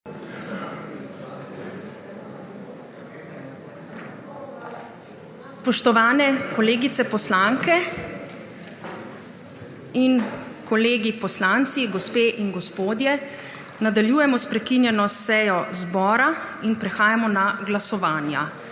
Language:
Slovenian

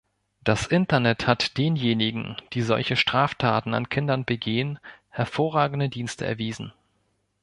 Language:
German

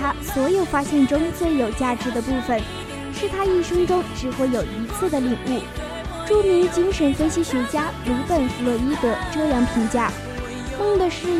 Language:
Chinese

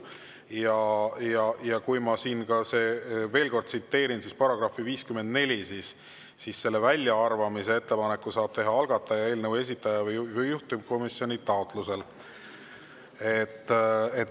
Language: Estonian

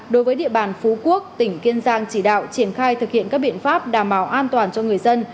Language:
Vietnamese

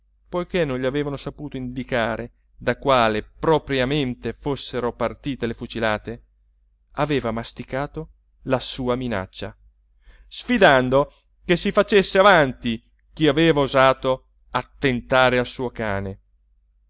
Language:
Italian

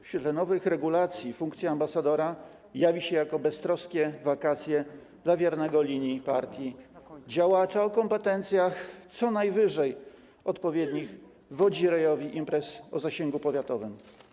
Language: Polish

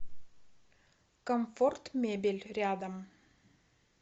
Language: Russian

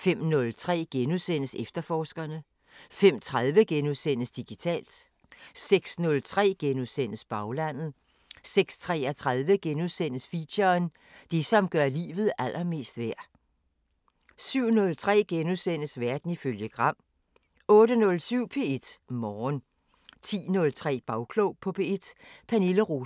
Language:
Danish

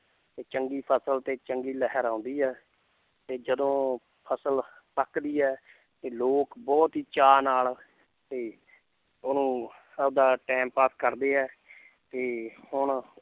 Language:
Punjabi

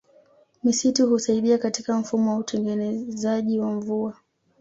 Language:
Swahili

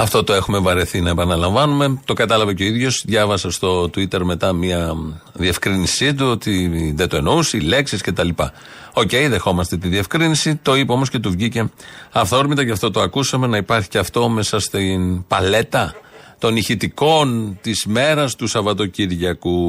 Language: Greek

